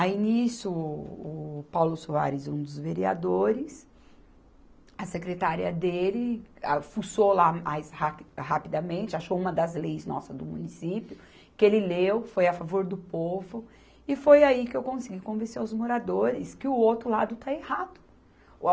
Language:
Portuguese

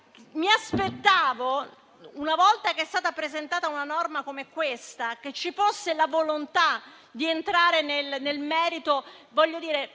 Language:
Italian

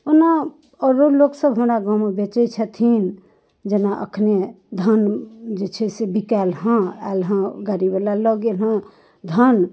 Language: Maithili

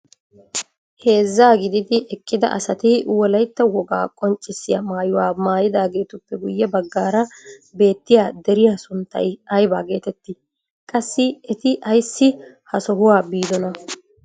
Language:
Wolaytta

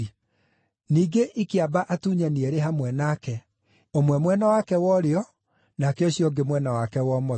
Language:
Kikuyu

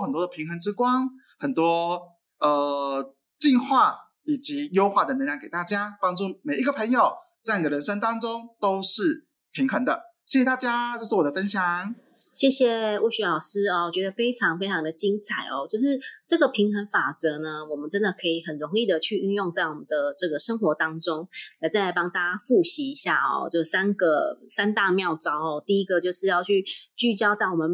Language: Chinese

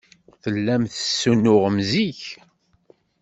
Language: Kabyle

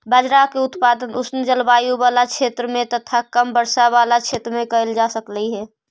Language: Magahi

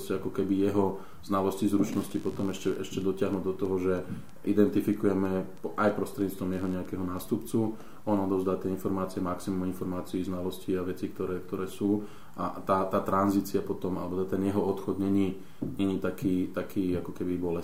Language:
Slovak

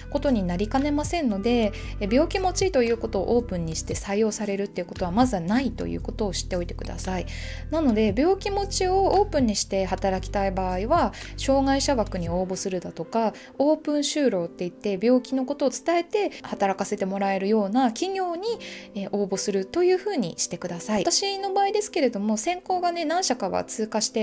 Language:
Japanese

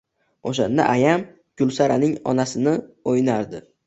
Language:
Uzbek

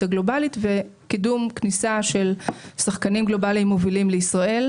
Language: Hebrew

